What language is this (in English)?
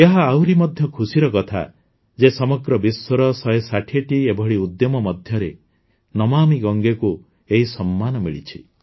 Odia